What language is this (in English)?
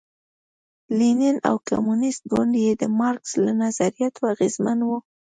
Pashto